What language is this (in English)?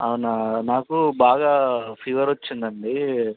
Telugu